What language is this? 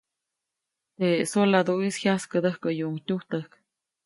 Copainalá Zoque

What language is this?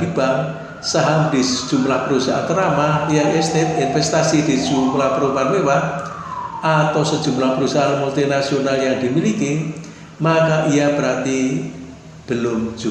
Indonesian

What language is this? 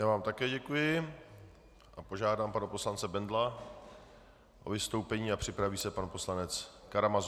Czech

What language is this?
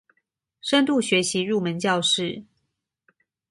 Chinese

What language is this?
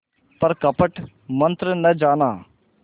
Hindi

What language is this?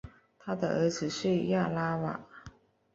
Chinese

